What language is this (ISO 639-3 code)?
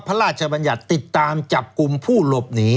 tha